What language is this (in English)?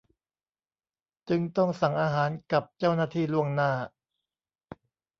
Thai